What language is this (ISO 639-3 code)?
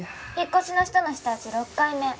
jpn